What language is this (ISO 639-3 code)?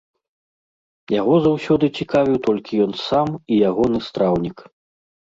bel